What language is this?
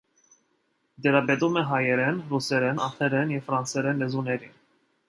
Armenian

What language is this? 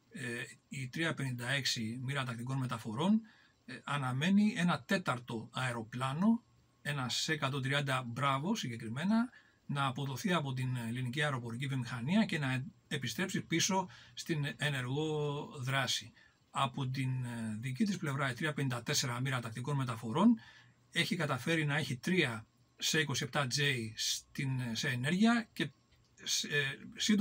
Greek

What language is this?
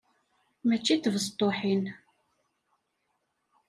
Kabyle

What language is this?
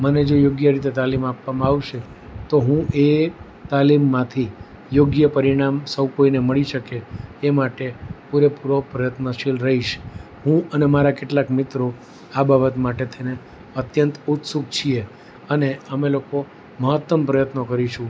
Gujarati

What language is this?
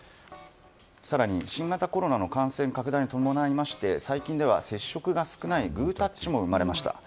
Japanese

